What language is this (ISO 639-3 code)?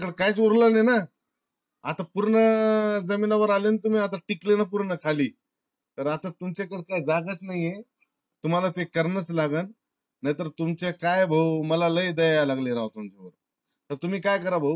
mar